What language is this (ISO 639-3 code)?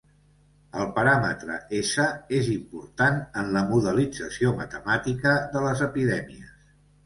cat